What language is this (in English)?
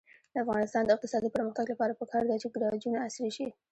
Pashto